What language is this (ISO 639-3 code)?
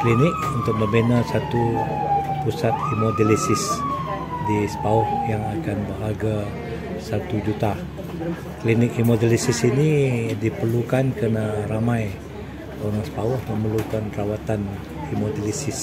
msa